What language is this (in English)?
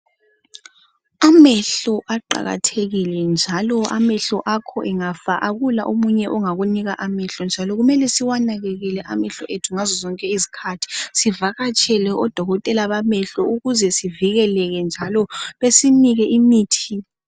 North Ndebele